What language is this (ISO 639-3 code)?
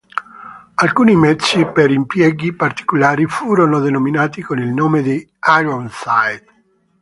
ita